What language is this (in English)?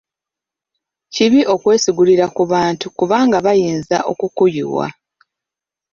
Ganda